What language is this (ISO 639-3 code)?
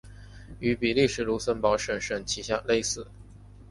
zho